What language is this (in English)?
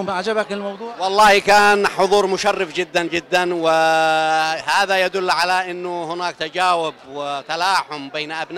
Arabic